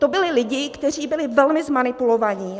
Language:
Czech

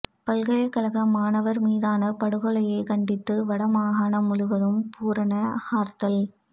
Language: Tamil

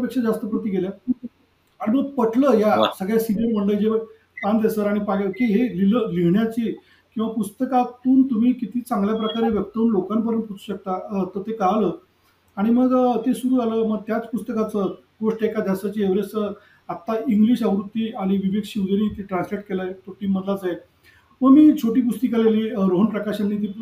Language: Marathi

